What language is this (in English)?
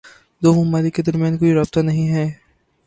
Urdu